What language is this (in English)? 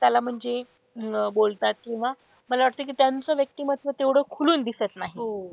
Marathi